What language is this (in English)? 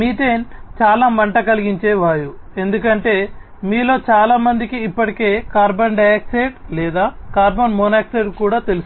Telugu